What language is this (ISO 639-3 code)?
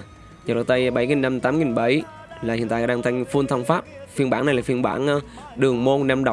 vie